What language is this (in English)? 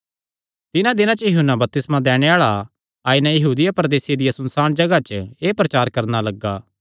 Kangri